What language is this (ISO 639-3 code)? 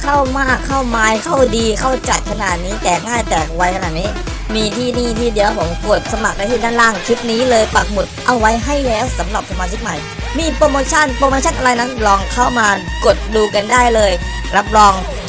tha